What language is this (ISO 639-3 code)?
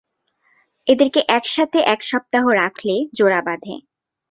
ben